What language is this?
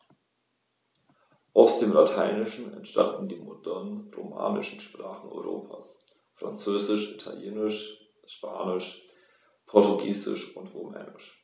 German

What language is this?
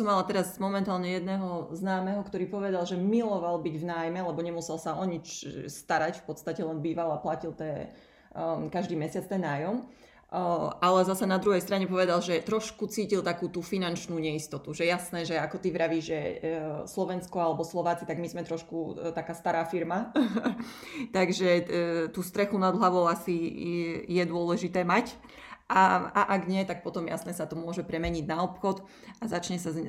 Slovak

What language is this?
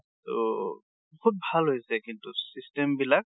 Assamese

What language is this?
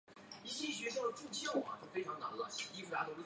Chinese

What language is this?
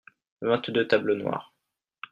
French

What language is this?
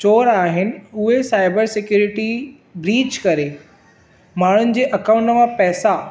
Sindhi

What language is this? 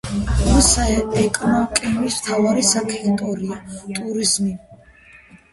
Georgian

